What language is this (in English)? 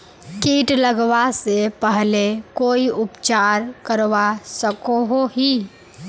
Magahi